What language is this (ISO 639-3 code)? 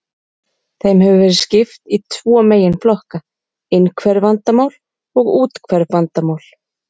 isl